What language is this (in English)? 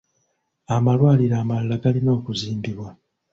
Ganda